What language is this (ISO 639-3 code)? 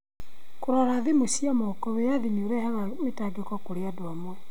kik